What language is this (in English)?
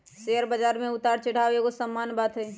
Magahi